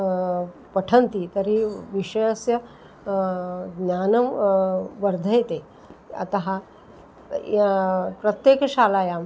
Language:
Sanskrit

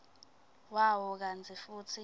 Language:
Swati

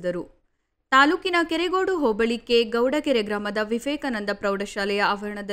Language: Kannada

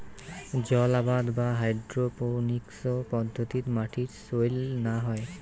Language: Bangla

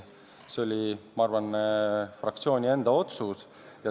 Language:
Estonian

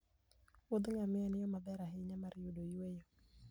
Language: Luo (Kenya and Tanzania)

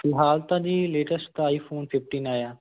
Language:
Punjabi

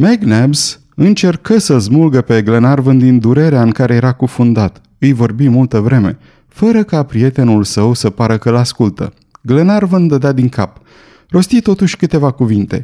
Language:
Romanian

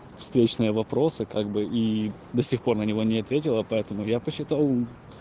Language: Russian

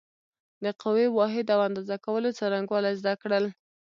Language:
Pashto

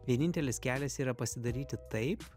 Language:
Lithuanian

